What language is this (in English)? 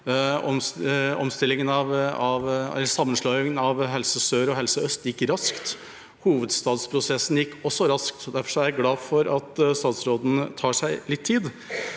Norwegian